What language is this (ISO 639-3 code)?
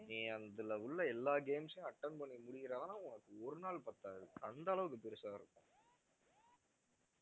tam